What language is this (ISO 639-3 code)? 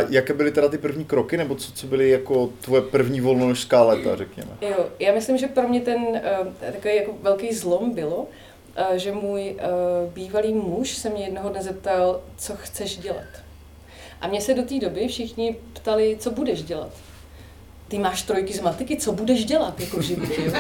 ces